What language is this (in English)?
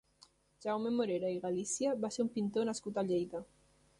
Catalan